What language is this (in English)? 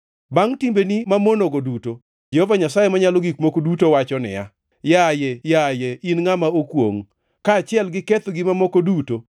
Luo (Kenya and Tanzania)